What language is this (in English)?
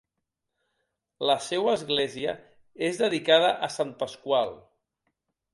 Catalan